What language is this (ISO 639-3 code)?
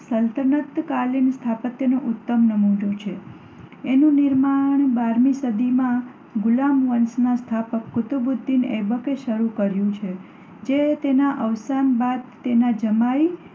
guj